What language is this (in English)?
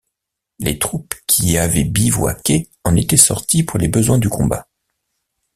French